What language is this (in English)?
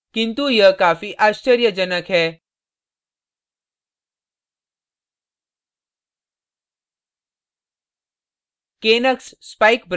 Hindi